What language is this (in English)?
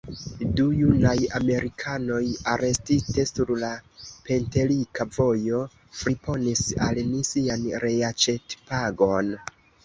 Esperanto